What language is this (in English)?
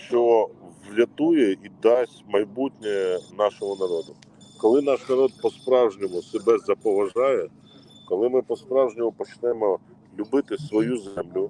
Ukrainian